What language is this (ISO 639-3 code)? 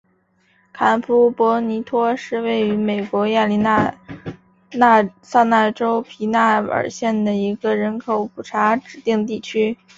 zho